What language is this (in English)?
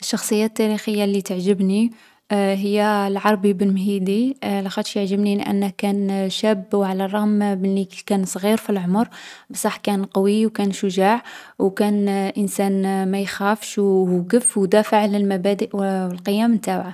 Algerian Arabic